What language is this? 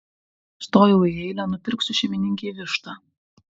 Lithuanian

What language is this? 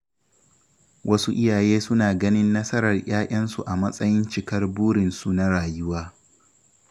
Hausa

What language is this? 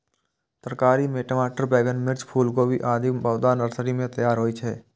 Maithili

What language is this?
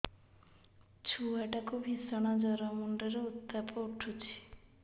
Odia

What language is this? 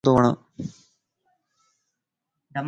Lasi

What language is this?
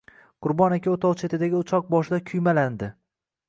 Uzbek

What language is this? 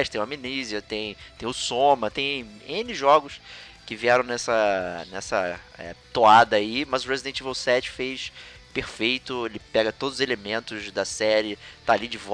Portuguese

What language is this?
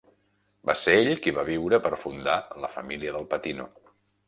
Catalan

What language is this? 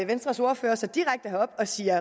Danish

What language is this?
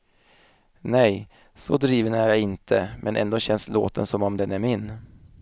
Swedish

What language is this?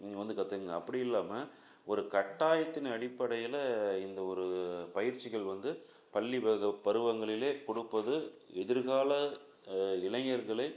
Tamil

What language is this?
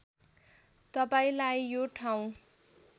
Nepali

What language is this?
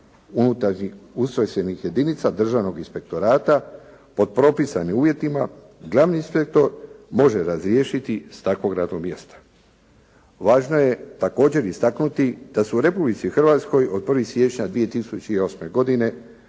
Croatian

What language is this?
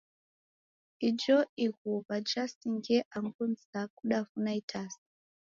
Taita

